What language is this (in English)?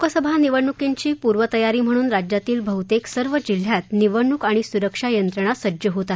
Marathi